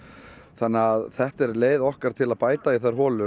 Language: Icelandic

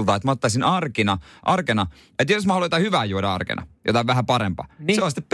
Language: Finnish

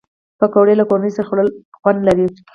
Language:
Pashto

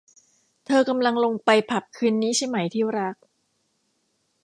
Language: Thai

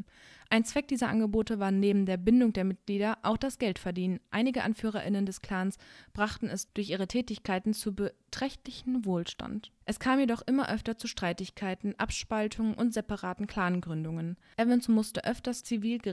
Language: German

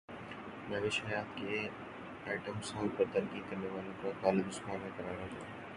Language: Urdu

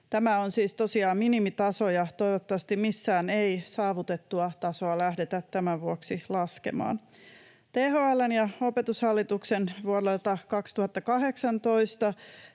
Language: Finnish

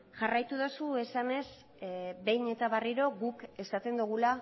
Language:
Basque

